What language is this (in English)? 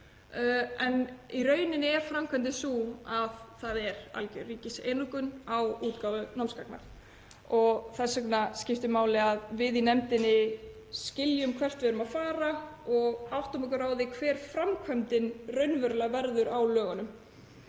Icelandic